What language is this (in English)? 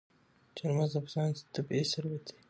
Pashto